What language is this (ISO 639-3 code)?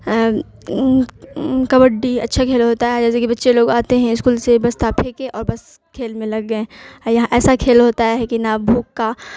urd